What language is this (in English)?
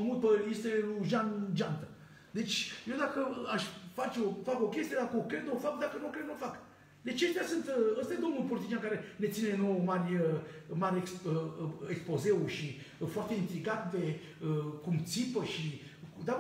Romanian